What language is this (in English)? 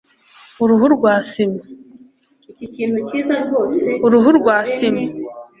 Kinyarwanda